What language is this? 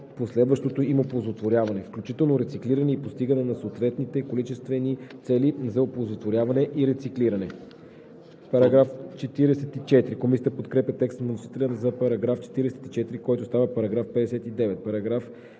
Bulgarian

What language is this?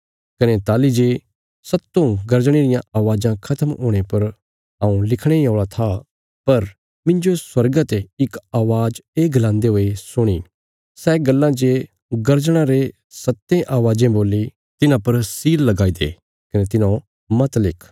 Bilaspuri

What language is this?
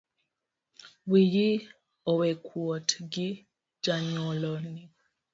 Luo (Kenya and Tanzania)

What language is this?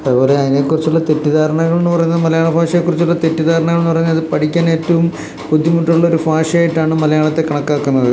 Malayalam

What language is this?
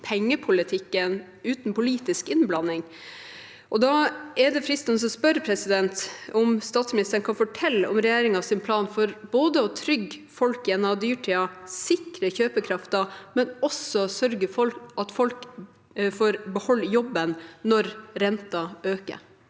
Norwegian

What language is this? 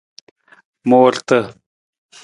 Nawdm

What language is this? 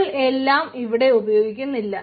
Malayalam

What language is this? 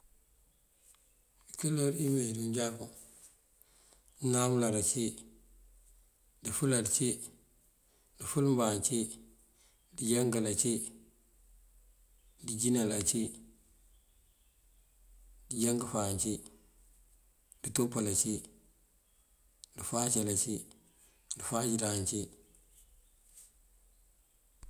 Mandjak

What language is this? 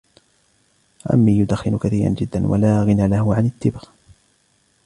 Arabic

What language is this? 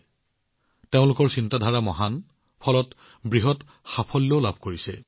Assamese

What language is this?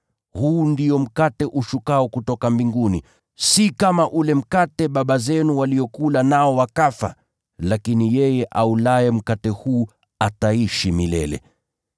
Swahili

